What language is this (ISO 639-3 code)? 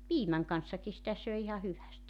fin